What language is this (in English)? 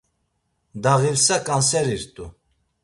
Laz